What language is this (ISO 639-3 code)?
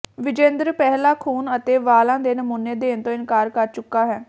pan